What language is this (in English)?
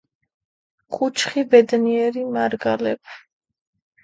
Georgian